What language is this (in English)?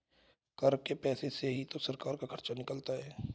Hindi